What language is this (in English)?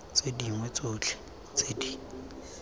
Tswana